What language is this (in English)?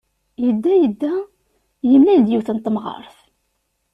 Kabyle